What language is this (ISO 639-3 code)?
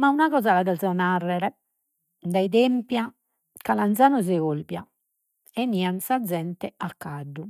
srd